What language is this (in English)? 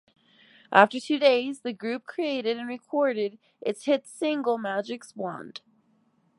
English